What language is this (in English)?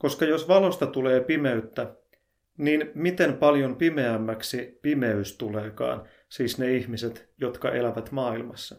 Finnish